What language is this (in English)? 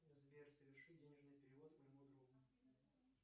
Russian